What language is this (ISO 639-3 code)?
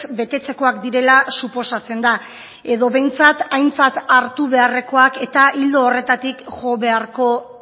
eus